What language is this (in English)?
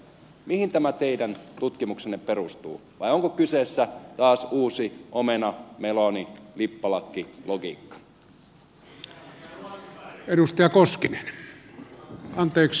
Finnish